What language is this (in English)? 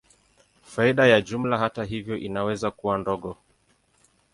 Swahili